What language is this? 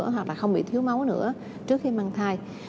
Vietnamese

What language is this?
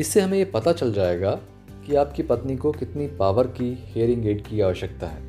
Hindi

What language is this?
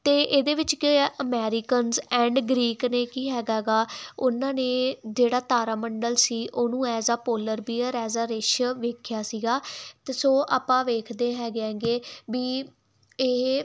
Punjabi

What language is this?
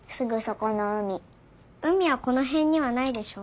Japanese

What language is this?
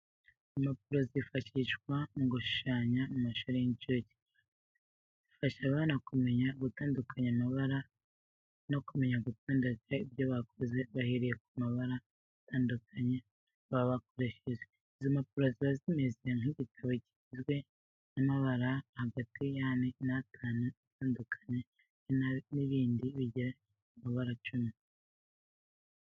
Kinyarwanda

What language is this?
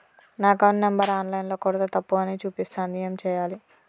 Telugu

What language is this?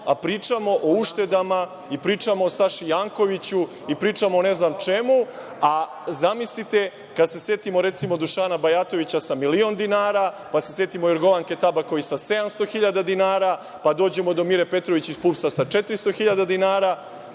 Serbian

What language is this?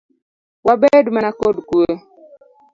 Luo (Kenya and Tanzania)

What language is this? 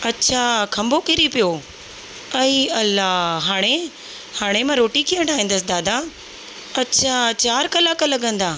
Sindhi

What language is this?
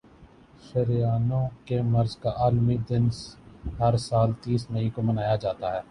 Urdu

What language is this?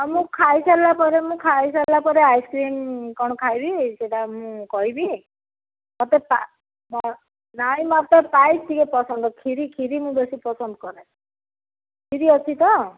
Odia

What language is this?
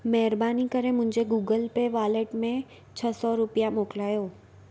Sindhi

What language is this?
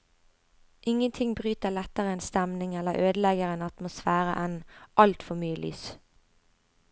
Norwegian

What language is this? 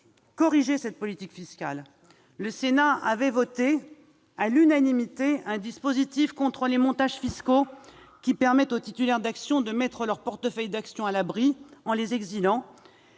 French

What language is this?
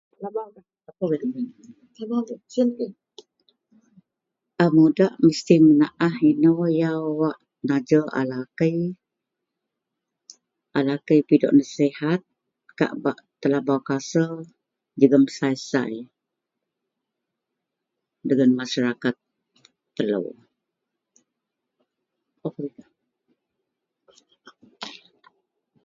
Central Melanau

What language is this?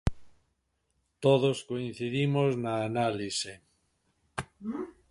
Galician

